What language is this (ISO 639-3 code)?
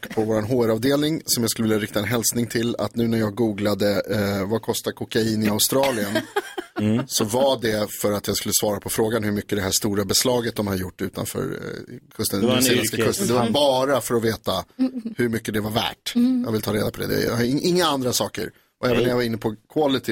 swe